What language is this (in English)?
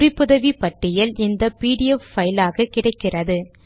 Tamil